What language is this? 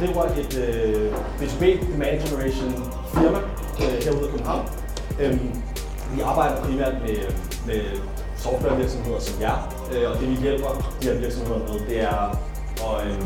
Danish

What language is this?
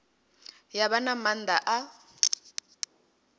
Venda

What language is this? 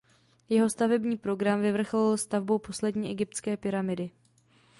Czech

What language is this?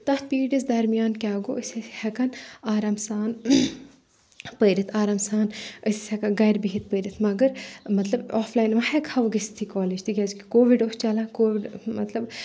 Kashmiri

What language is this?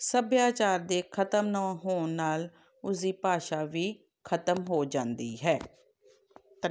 Punjabi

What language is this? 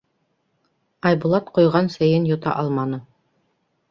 Bashkir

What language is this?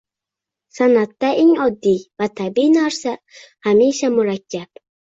Uzbek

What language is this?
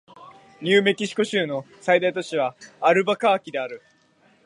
Japanese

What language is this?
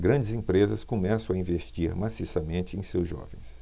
Portuguese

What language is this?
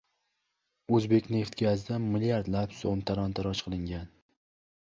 Uzbek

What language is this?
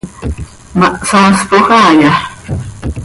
Seri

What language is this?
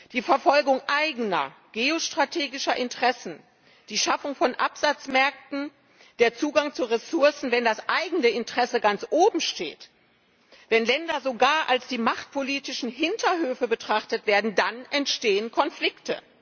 German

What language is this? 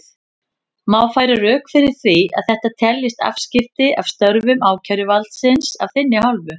Icelandic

